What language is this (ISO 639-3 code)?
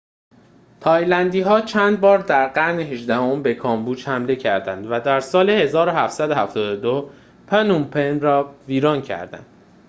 fas